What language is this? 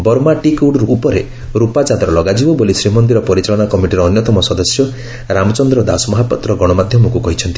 Odia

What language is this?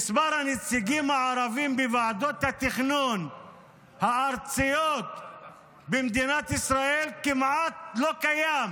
Hebrew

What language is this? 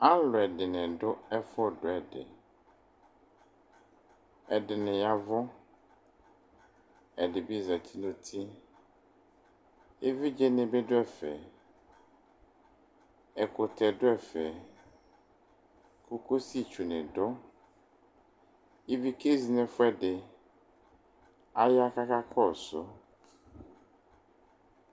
Ikposo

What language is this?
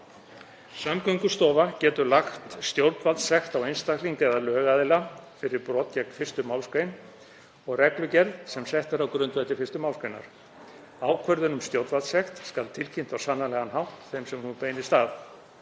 Icelandic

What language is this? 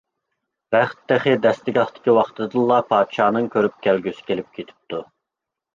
Uyghur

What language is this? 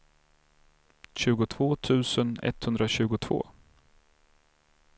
Swedish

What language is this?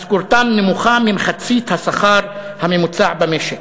Hebrew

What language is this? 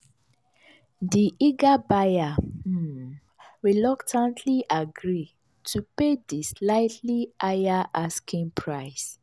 Nigerian Pidgin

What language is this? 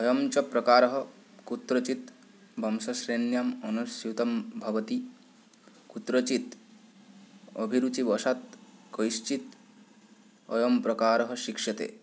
Sanskrit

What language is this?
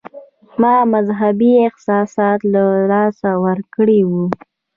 Pashto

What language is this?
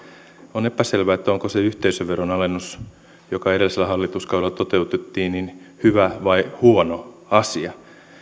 Finnish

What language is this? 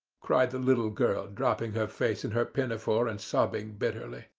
English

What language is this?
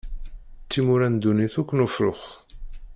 Kabyle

